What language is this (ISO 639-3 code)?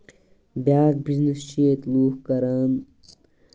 kas